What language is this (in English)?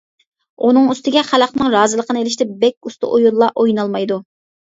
Uyghur